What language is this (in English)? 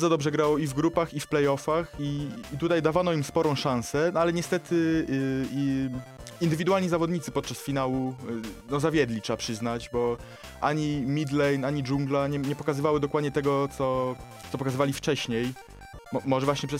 Polish